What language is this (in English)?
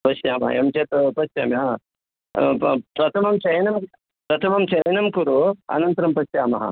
Sanskrit